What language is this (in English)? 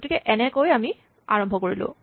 Assamese